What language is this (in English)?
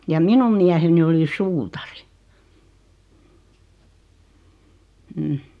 Finnish